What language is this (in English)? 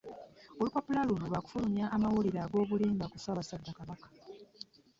Ganda